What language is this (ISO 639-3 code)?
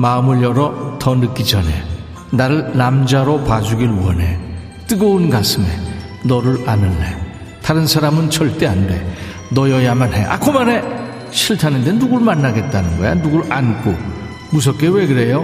kor